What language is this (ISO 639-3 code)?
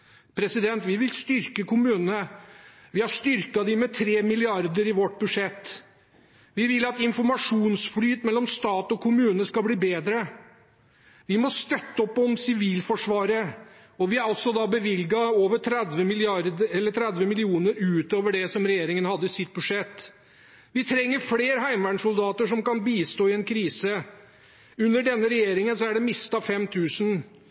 nob